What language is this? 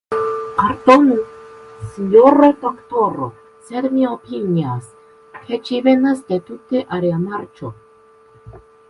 Esperanto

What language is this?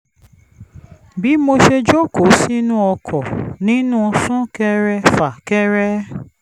Yoruba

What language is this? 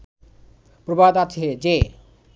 Bangla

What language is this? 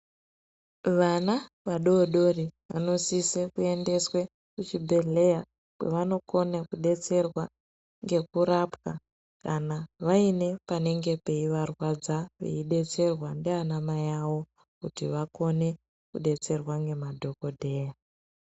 Ndau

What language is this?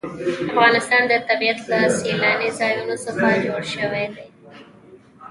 Pashto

